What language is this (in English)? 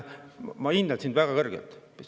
Estonian